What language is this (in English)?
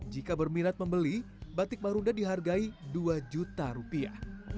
Indonesian